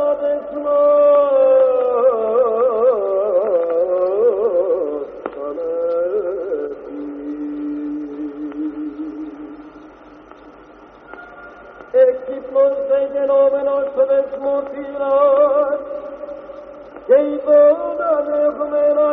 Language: Greek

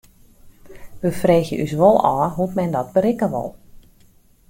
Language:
Western Frisian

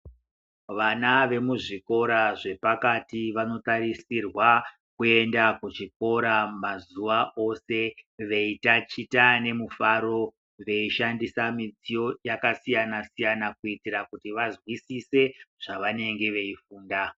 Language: Ndau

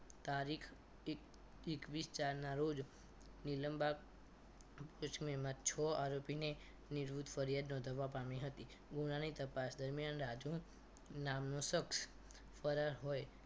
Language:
Gujarati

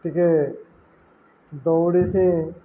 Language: Odia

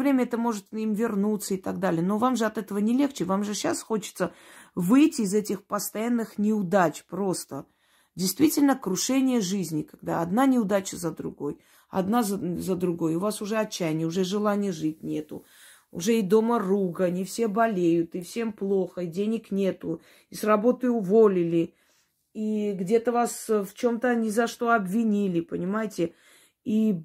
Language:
Russian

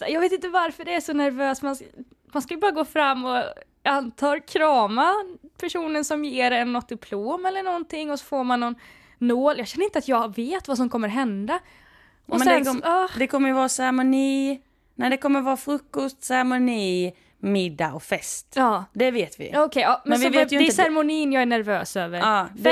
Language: Swedish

